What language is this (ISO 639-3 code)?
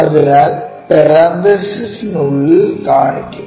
mal